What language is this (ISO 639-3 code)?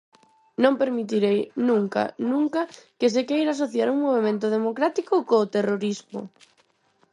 glg